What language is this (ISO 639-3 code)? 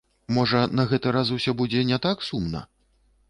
bel